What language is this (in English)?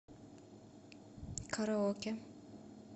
Russian